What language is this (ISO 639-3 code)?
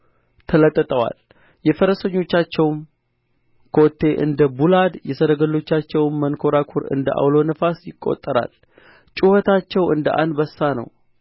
amh